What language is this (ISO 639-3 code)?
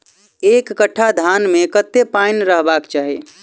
mai